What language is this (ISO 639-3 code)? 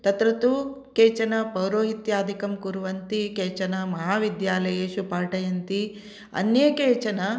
san